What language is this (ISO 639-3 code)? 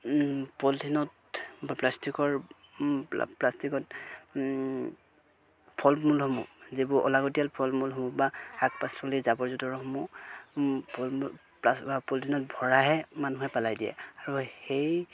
asm